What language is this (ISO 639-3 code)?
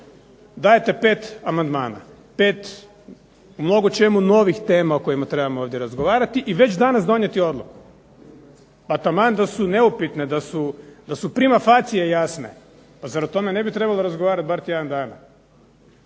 hrv